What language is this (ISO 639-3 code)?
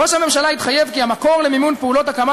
heb